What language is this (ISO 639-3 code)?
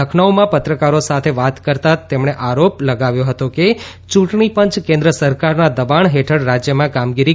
guj